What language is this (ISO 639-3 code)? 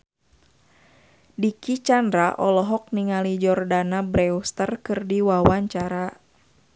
sun